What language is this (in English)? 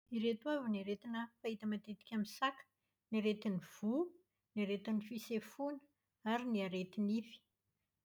Malagasy